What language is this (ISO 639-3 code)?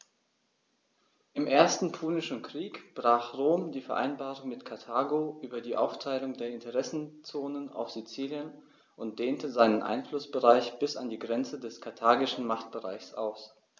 deu